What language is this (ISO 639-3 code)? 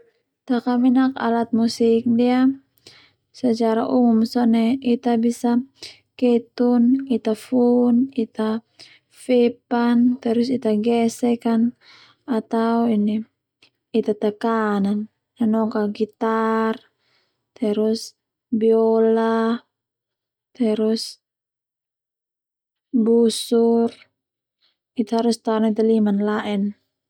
twu